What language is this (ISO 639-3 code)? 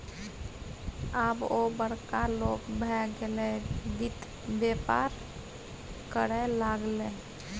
mai